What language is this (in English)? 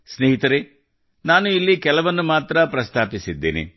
Kannada